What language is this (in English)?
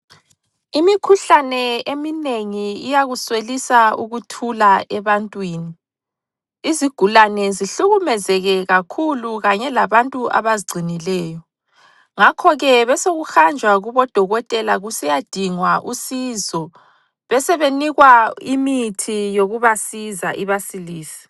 North Ndebele